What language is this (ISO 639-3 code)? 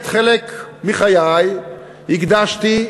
heb